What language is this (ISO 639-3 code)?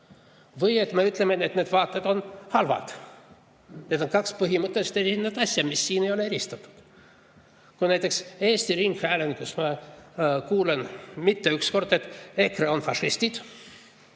est